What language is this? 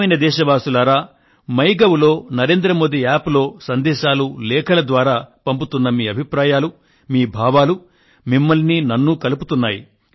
Telugu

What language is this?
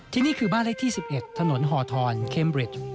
Thai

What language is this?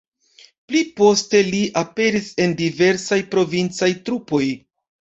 Esperanto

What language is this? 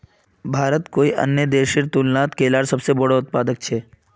Magahi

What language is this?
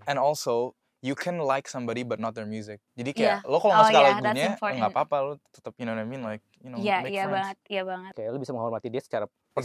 Indonesian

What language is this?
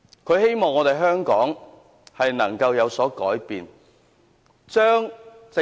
Cantonese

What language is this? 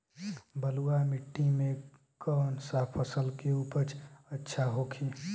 Bhojpuri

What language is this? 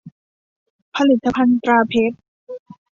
Thai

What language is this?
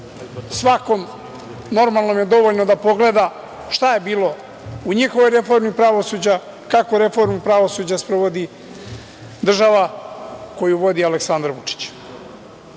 Serbian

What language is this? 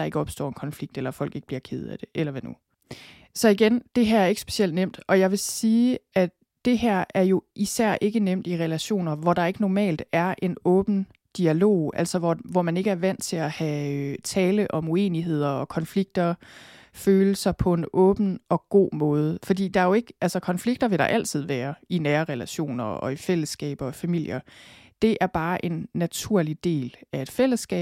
Danish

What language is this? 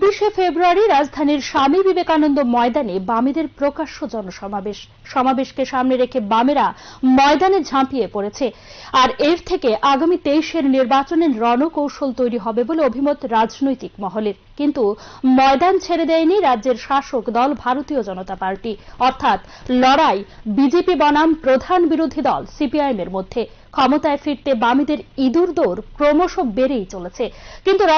Turkish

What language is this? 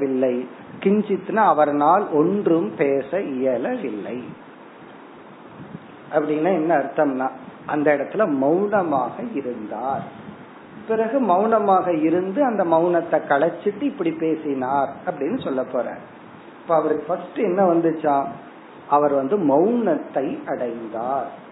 Tamil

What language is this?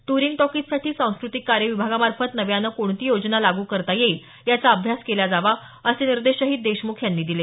Marathi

